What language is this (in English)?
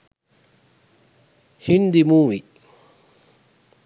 Sinhala